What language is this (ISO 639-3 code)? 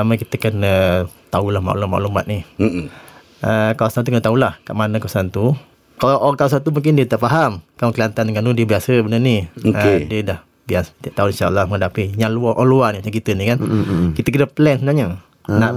msa